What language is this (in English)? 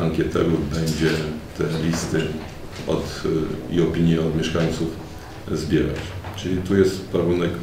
Polish